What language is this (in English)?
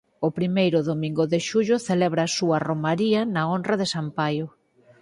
Galician